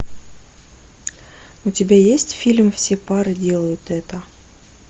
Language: Russian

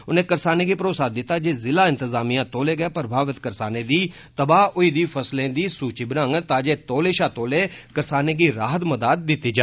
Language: Dogri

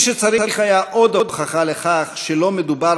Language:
Hebrew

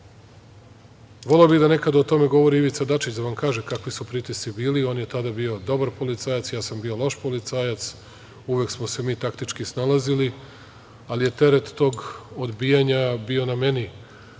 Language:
Serbian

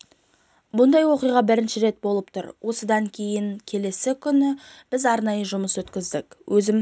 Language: Kazakh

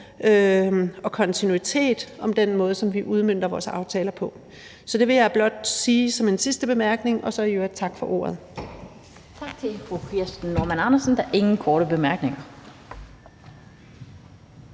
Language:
Danish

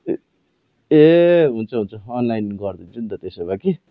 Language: Nepali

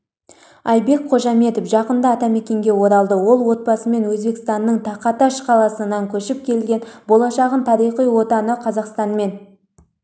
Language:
Kazakh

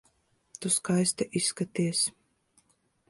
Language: Latvian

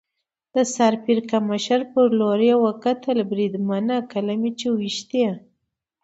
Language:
Pashto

